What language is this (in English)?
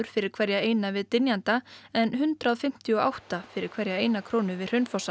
Icelandic